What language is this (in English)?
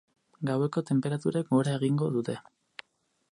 Basque